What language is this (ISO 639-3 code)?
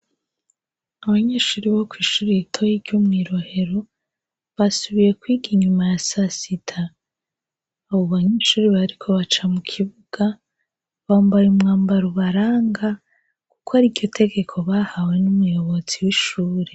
run